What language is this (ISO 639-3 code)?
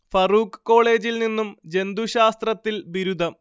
mal